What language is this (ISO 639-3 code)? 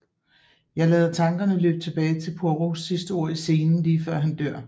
dan